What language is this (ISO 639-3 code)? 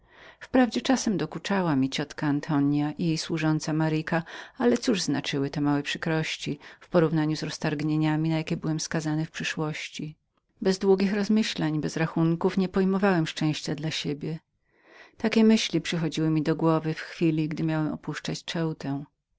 pol